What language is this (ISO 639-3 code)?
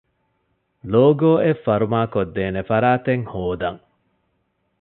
div